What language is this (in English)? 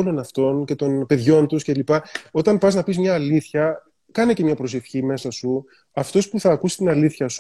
Greek